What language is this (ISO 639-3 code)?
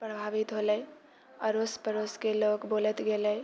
mai